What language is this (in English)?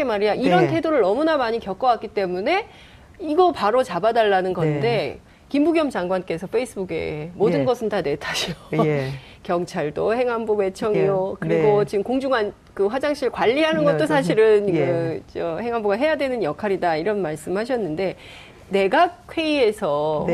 Korean